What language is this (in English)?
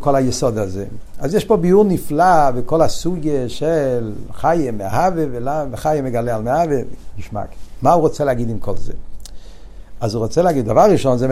Hebrew